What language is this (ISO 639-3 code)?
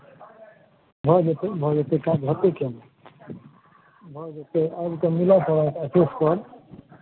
mai